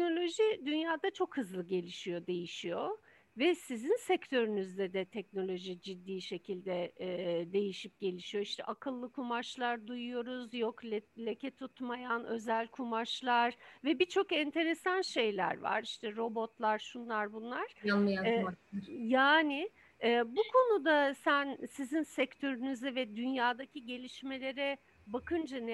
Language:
Turkish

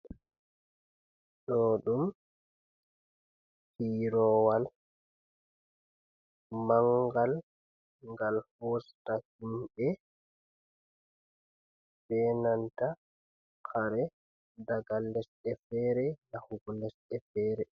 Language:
Fula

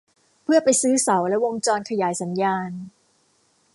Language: Thai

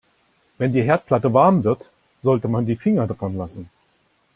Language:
German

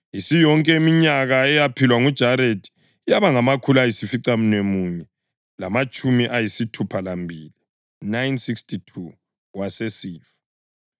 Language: North Ndebele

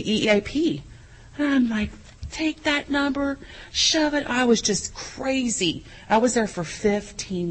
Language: English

